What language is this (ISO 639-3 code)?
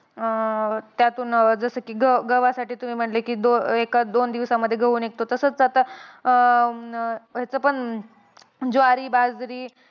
mar